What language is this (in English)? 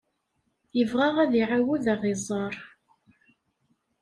Kabyle